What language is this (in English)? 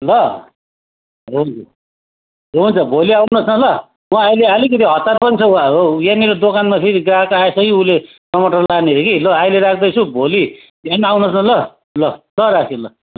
Nepali